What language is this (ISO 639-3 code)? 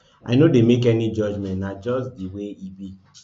pcm